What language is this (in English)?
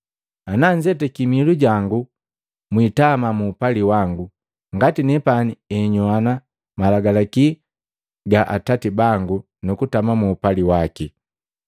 Matengo